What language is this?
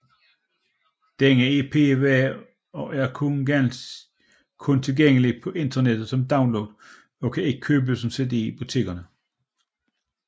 Danish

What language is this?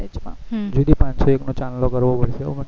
Gujarati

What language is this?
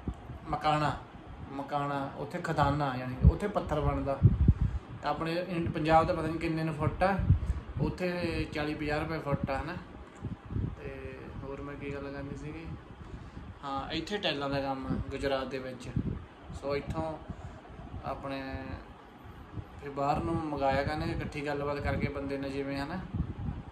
Hindi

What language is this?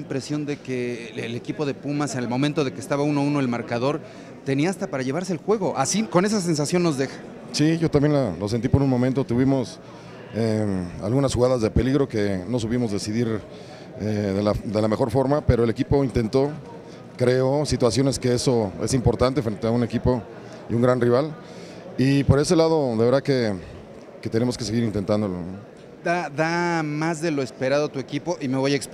Spanish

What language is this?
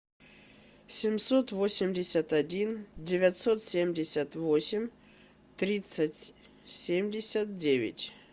Russian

